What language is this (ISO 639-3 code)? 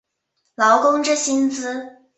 zho